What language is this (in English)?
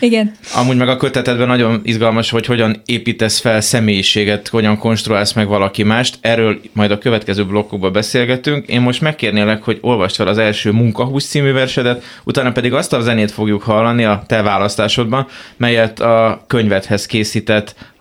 Hungarian